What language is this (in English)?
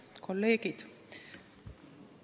Estonian